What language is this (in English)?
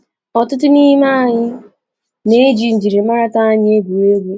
Igbo